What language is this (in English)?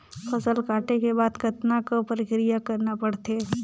Chhattisgarhi